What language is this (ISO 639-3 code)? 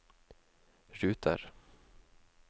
nor